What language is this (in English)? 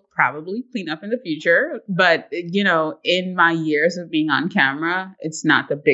English